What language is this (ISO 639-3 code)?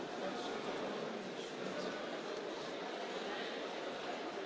eng